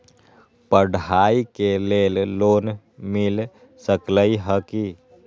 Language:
Magahi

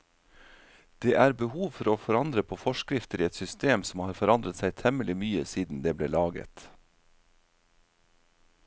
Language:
Norwegian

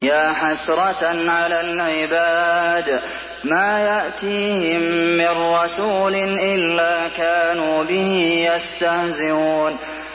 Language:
Arabic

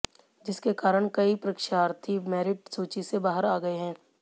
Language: Hindi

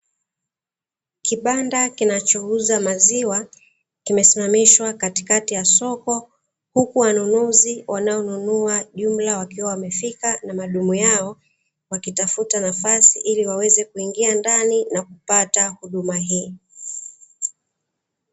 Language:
Swahili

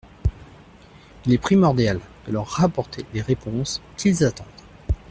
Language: French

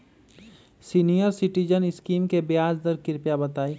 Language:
Magahi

